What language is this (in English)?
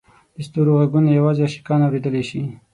Pashto